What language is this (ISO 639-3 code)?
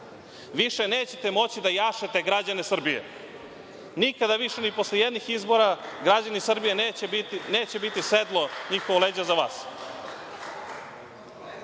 srp